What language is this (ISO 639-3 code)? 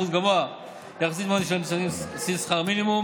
heb